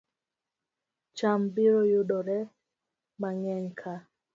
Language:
Luo (Kenya and Tanzania)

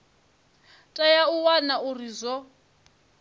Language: Venda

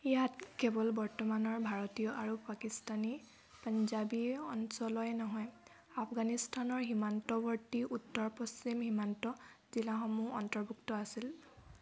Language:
Assamese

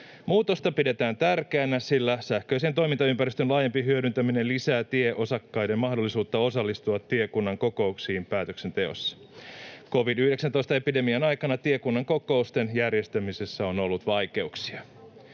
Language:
Finnish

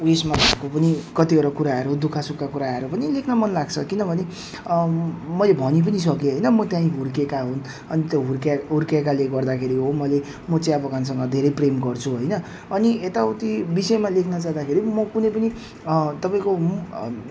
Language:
Nepali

